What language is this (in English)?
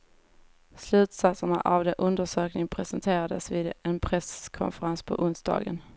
Swedish